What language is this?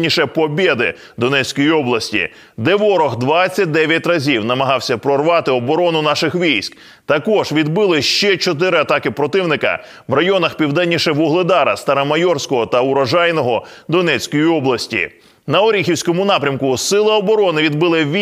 Ukrainian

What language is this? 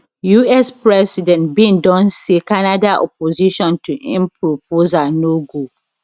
Nigerian Pidgin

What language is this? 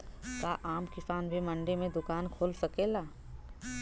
Bhojpuri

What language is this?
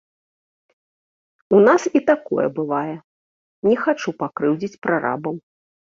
Belarusian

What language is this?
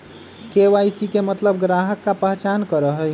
Magahi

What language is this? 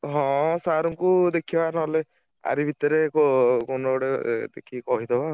Odia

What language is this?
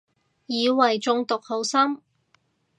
Cantonese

